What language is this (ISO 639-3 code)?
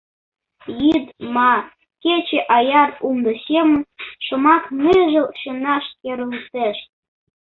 chm